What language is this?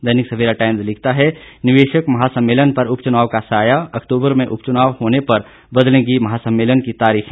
Hindi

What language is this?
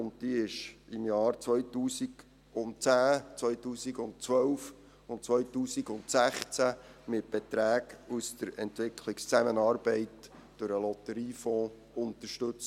Swiss German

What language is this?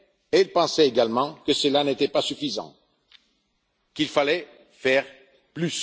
French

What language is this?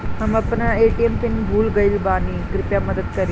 Bhojpuri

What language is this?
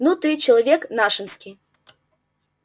Russian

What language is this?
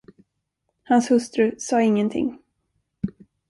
Swedish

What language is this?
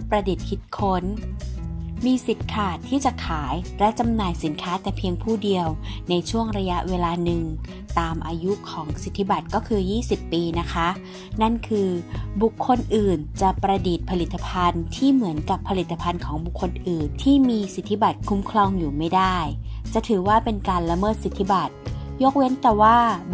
Thai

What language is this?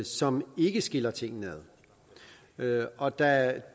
Danish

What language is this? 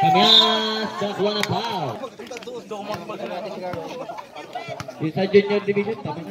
Indonesian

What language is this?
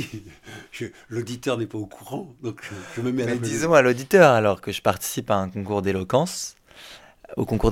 French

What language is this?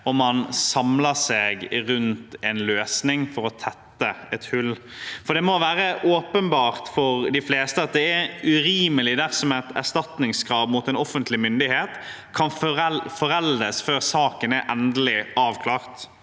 Norwegian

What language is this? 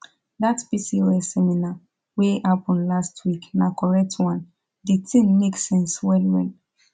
Nigerian Pidgin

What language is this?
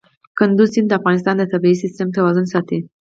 Pashto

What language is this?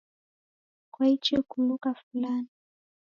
Taita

